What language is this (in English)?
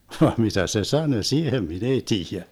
Finnish